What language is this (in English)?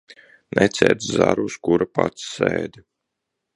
Latvian